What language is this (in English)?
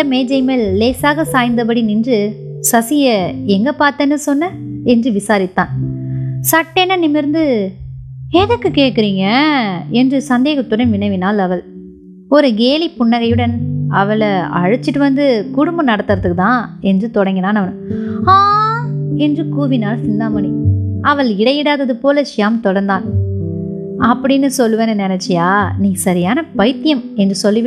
Tamil